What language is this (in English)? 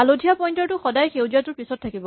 Assamese